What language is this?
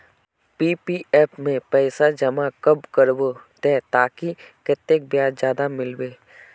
Magahi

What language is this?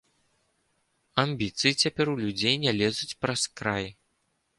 Belarusian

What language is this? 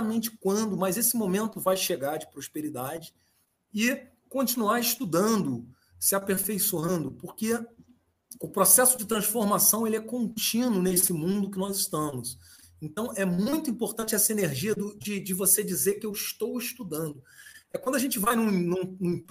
Portuguese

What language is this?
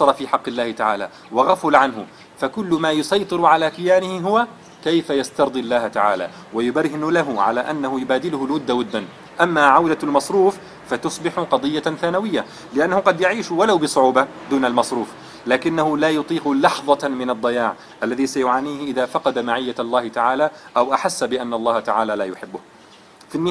Arabic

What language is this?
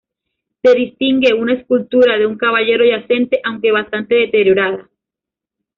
Spanish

